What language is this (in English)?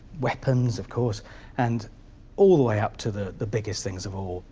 English